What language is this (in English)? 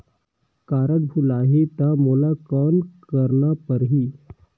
Chhattisgarhi